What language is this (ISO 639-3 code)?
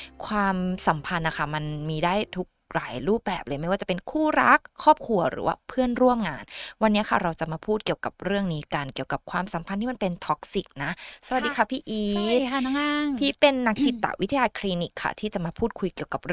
tha